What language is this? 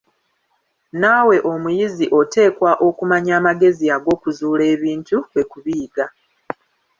Ganda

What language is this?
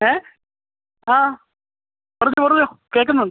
Malayalam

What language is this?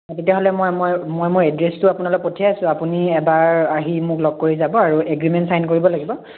Assamese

